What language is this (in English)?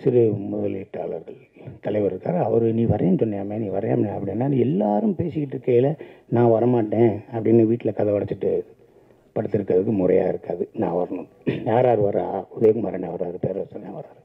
Tamil